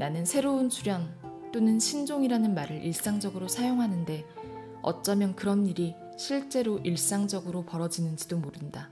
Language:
Korean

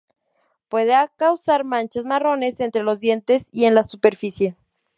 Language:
Spanish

